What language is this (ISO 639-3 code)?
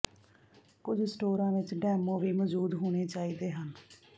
pan